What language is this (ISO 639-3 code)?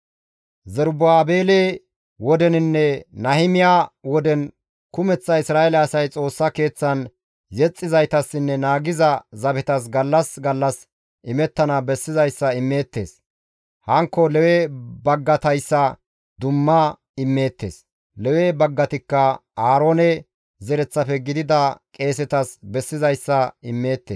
gmv